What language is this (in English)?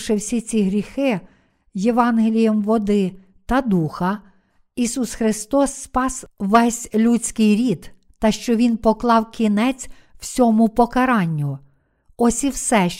Ukrainian